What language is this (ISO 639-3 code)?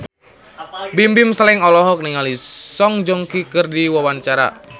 sun